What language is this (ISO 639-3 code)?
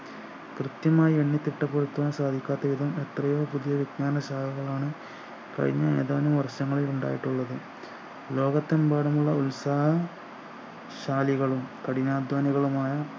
mal